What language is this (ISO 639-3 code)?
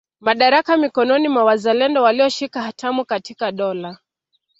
swa